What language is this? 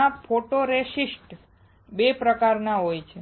Gujarati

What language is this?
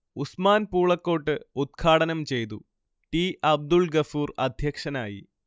Malayalam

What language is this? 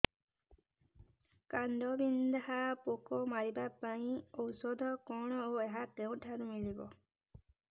Odia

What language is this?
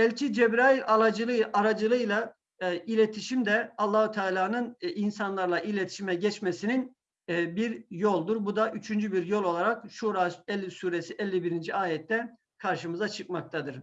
Turkish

